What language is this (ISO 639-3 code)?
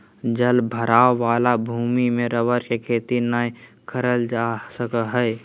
mag